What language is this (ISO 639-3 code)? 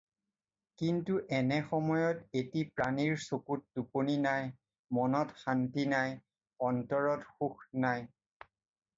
asm